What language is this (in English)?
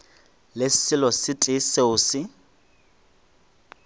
Northern Sotho